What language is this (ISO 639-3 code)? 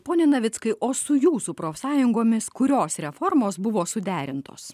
lit